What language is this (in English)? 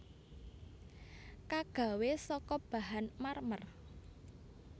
Javanese